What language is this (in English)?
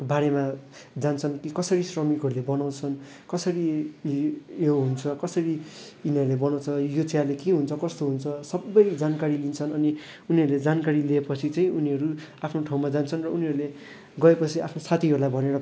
Nepali